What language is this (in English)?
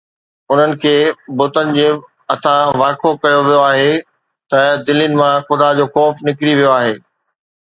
Sindhi